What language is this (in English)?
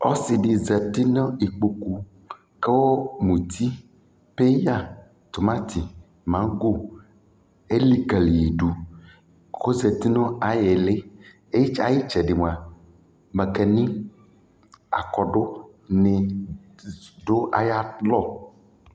Ikposo